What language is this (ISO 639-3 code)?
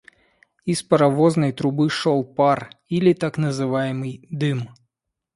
rus